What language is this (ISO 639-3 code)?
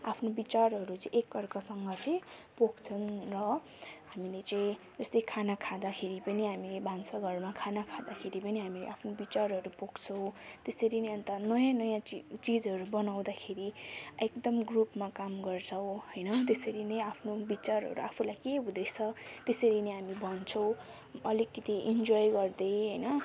nep